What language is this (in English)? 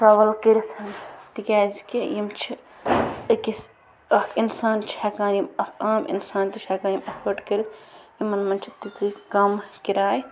Kashmiri